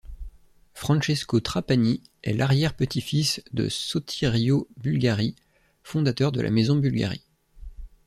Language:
French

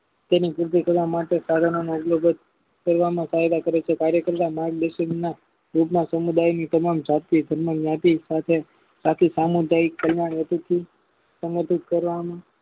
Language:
Gujarati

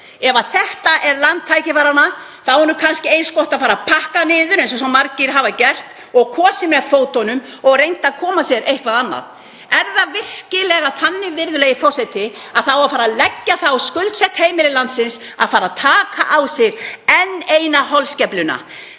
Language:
Icelandic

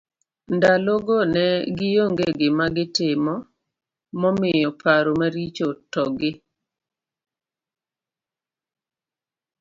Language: Luo (Kenya and Tanzania)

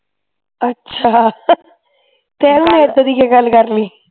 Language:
Punjabi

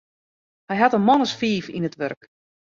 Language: Western Frisian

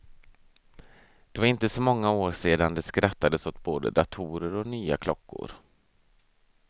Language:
Swedish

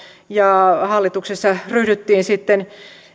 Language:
Finnish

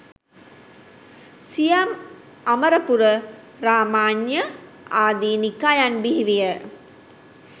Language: Sinhala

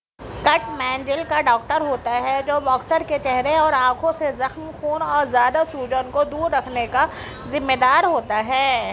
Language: Urdu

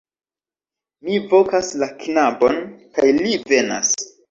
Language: Esperanto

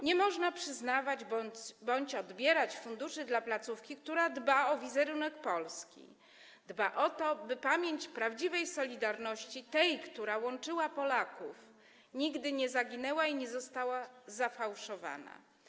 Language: Polish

